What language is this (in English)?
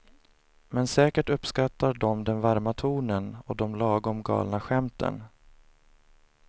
Swedish